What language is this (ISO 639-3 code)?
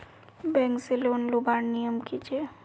mag